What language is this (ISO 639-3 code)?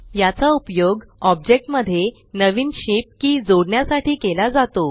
mar